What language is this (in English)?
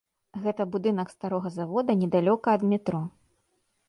Belarusian